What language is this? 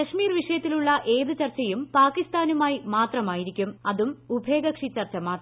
Malayalam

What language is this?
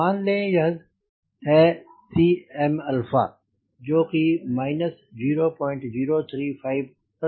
Hindi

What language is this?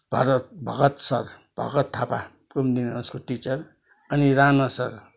Nepali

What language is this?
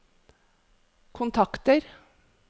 Norwegian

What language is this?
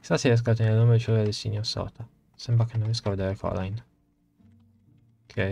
Italian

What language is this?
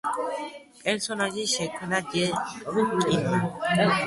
Georgian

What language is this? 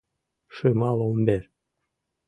Mari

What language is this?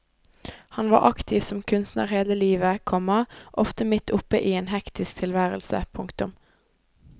Norwegian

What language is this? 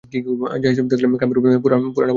Bangla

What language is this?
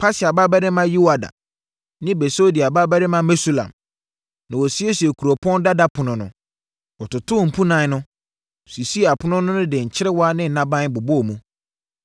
Akan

